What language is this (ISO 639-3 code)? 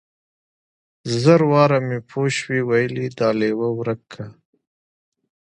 pus